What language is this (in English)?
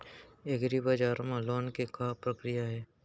Chhattisgarhi